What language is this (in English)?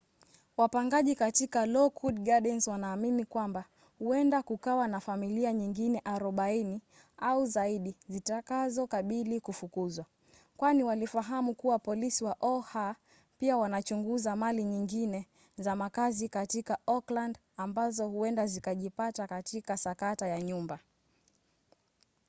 Swahili